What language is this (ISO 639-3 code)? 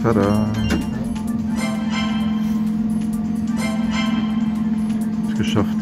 deu